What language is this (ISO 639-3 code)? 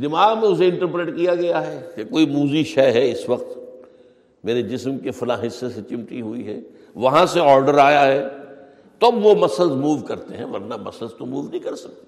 urd